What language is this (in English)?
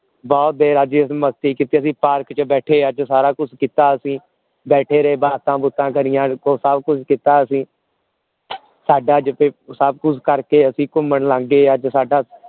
Punjabi